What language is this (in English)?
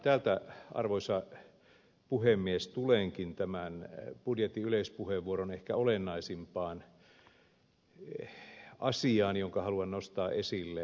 Finnish